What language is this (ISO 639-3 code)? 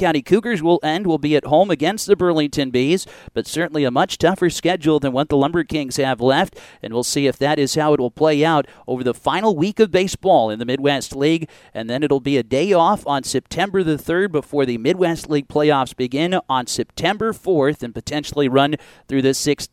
eng